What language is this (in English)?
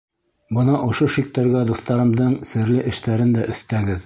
Bashkir